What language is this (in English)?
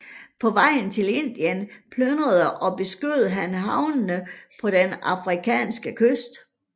Danish